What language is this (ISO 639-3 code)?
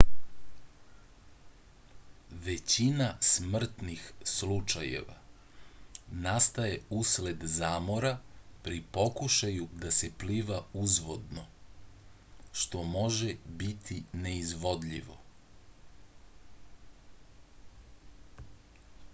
srp